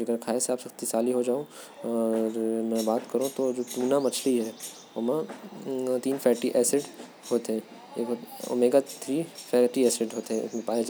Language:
Korwa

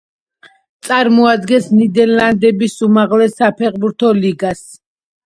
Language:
Georgian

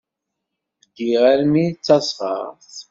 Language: Kabyle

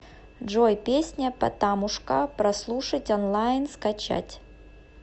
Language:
Russian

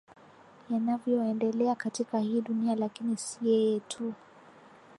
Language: Swahili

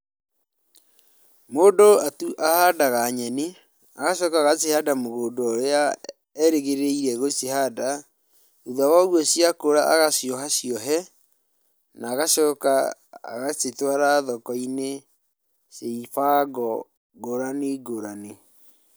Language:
Kikuyu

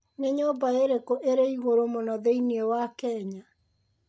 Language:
Kikuyu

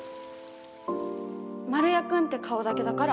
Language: Japanese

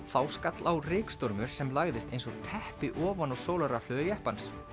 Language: Icelandic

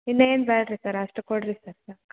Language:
Kannada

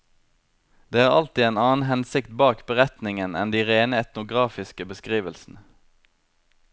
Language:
Norwegian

